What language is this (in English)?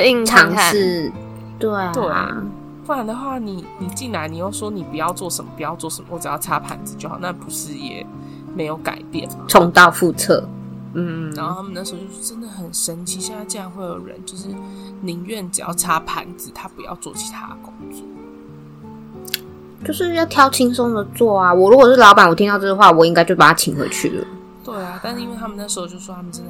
Chinese